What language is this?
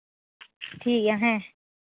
Santali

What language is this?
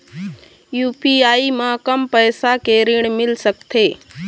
Chhattisgarhi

